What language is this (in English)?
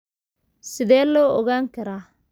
Somali